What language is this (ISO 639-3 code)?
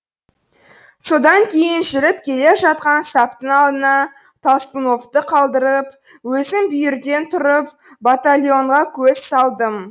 kaz